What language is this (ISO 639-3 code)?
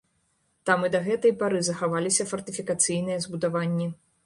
bel